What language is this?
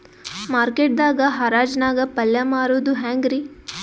Kannada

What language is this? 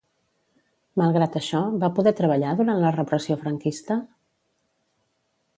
Catalan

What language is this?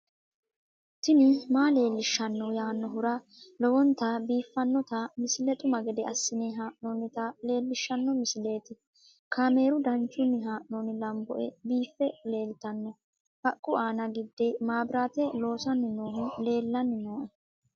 Sidamo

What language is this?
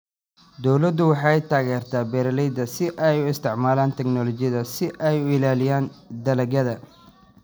Somali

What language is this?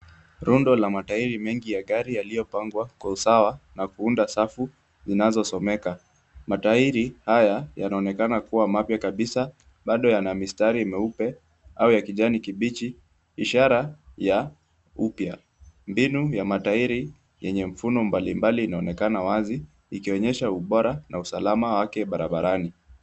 Swahili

